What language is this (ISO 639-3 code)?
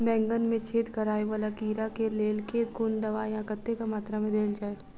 mai